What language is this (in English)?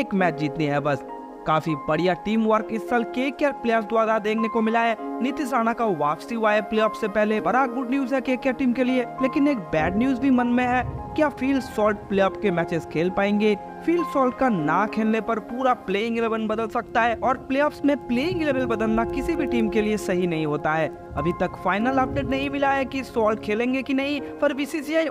Hindi